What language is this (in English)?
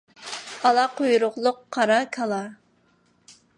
Uyghur